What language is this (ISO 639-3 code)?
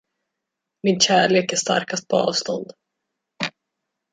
swe